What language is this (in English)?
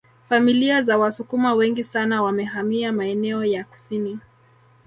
Swahili